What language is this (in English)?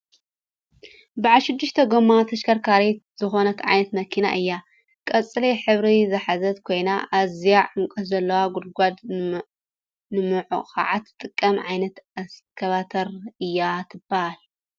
Tigrinya